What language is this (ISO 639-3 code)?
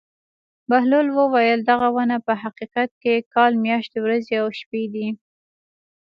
pus